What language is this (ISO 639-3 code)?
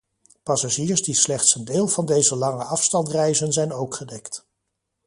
nld